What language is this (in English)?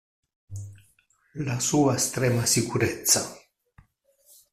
Italian